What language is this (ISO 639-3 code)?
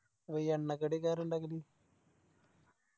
mal